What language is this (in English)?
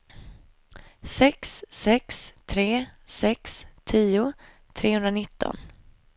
Swedish